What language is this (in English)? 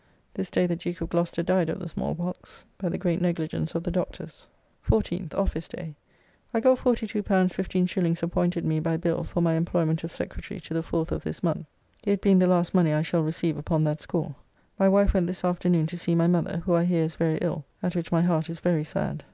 English